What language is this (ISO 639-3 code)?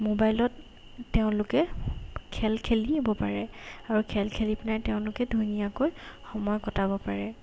asm